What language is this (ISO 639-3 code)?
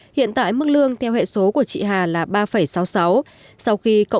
vie